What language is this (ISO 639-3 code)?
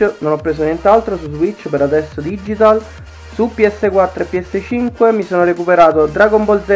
ita